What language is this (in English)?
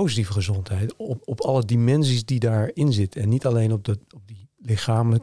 Dutch